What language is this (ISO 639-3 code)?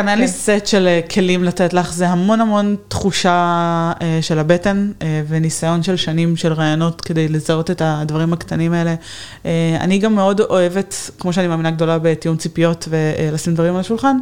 heb